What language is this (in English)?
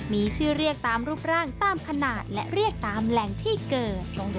Thai